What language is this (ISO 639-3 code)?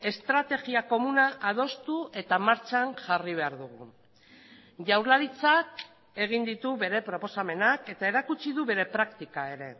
eus